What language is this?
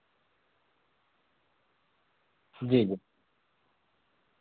Urdu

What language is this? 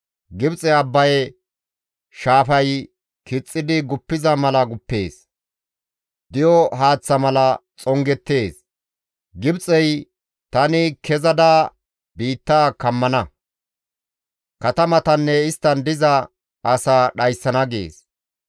Gamo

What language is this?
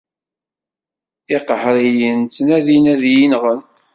Kabyle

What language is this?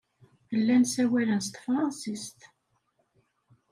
Kabyle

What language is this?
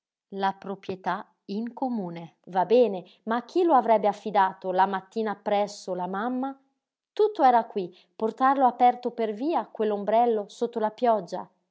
Italian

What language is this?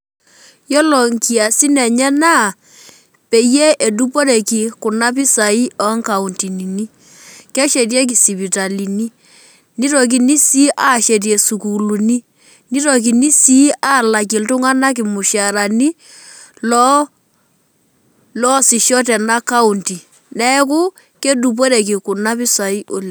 Masai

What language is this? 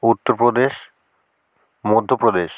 Bangla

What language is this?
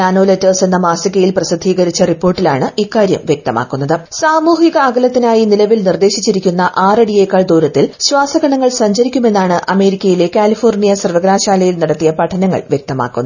Malayalam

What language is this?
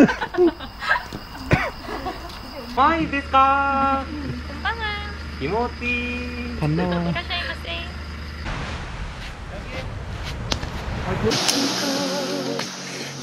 Korean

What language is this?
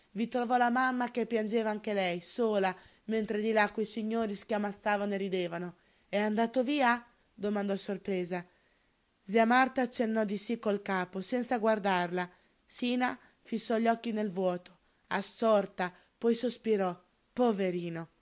Italian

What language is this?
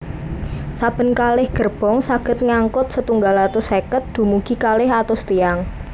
Javanese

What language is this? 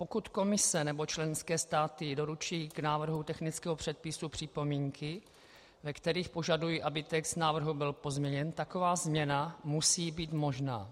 Czech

